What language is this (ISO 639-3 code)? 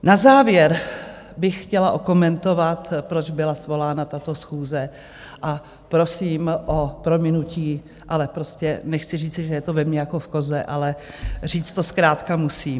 ces